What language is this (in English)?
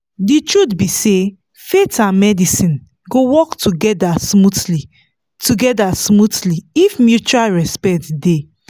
Nigerian Pidgin